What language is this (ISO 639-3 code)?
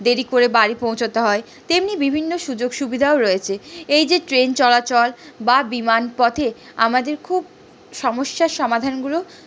ben